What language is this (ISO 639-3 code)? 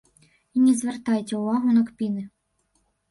bel